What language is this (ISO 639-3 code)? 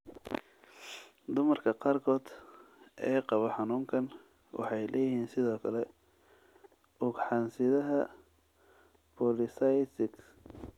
som